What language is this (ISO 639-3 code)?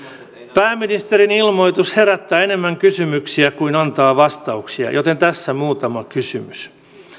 fin